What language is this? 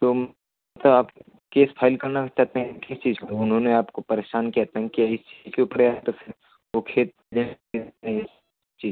Hindi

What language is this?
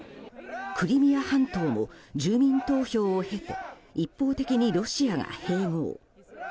Japanese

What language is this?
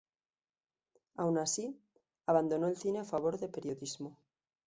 Spanish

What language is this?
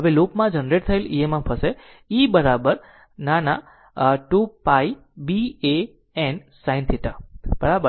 Gujarati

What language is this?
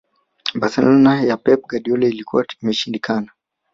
Swahili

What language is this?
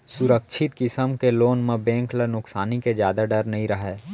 Chhattisgarhi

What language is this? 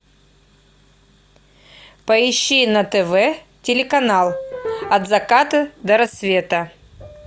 Russian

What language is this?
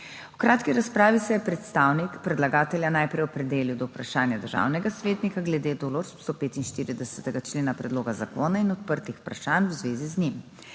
Slovenian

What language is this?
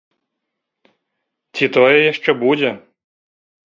Belarusian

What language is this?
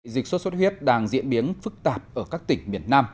Vietnamese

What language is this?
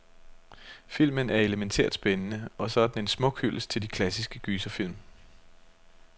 Danish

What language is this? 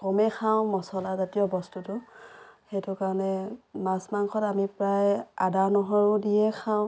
Assamese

